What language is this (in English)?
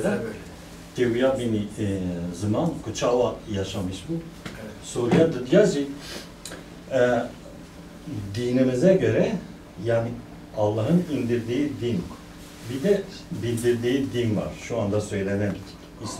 Turkish